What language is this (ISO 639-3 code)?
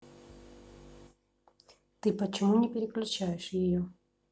rus